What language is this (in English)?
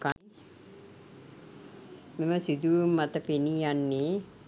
Sinhala